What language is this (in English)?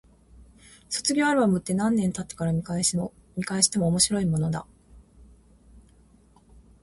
Japanese